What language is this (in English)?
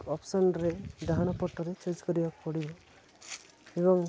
Odia